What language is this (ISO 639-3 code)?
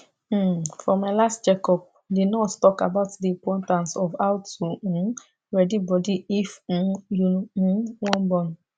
pcm